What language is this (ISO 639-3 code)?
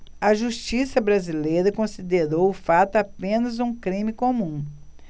por